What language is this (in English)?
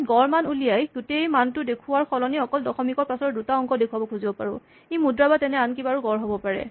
Assamese